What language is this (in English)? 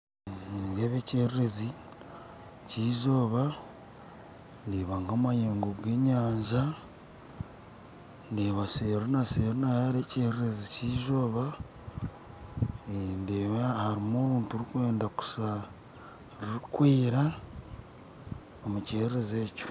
Nyankole